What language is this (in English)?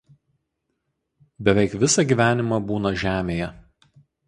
Lithuanian